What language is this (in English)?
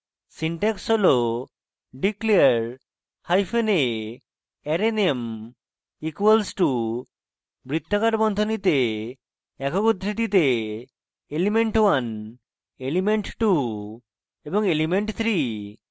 Bangla